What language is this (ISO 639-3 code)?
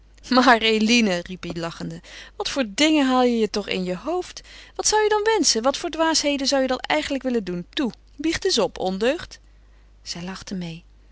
nld